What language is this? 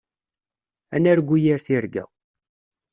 Kabyle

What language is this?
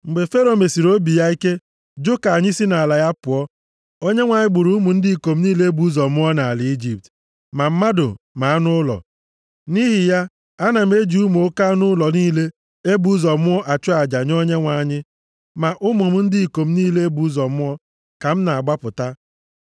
Igbo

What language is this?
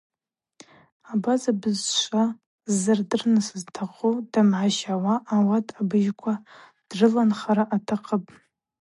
Abaza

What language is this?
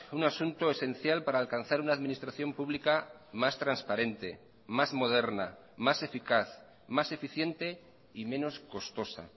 Spanish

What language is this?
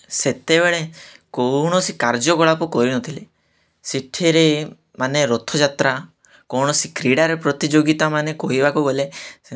Odia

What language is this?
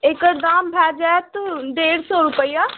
Maithili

